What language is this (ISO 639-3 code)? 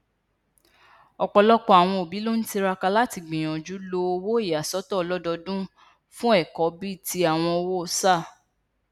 yor